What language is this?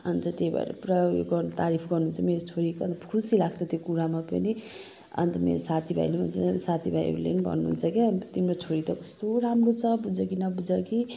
Nepali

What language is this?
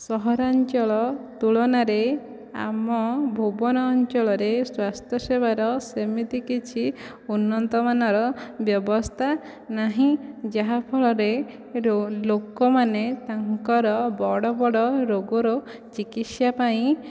Odia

